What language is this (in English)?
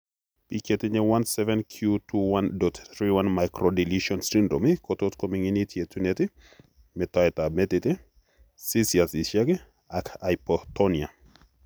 Kalenjin